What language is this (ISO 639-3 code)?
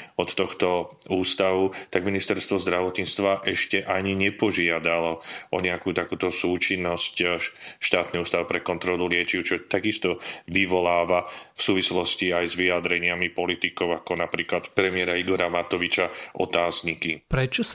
slk